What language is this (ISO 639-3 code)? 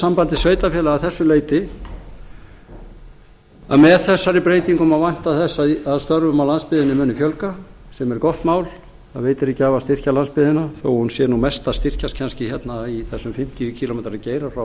isl